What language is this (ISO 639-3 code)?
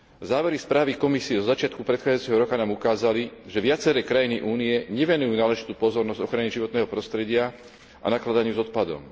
slk